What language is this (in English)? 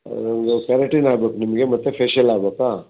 Kannada